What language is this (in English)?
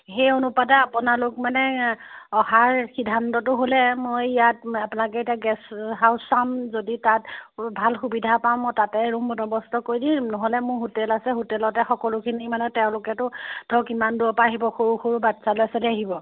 Assamese